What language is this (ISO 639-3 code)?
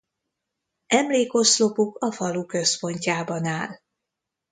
hun